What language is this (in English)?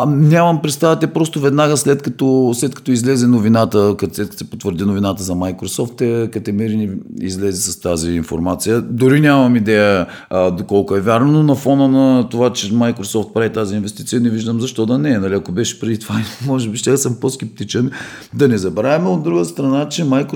Bulgarian